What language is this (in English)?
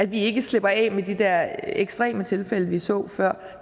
Danish